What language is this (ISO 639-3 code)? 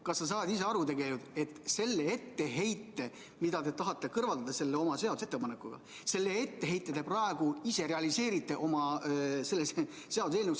est